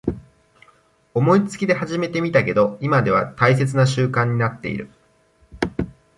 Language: Japanese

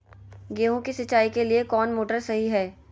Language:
Magahi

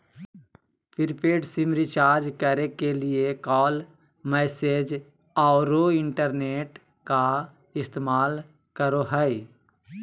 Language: Magahi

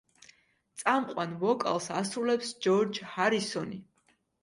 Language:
Georgian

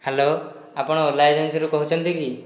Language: Odia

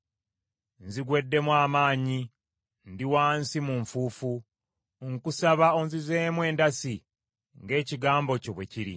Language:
Ganda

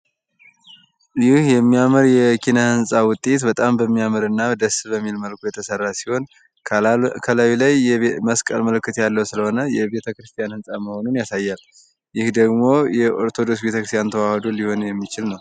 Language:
Amharic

